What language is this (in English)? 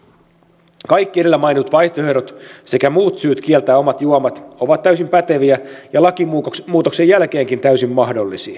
Finnish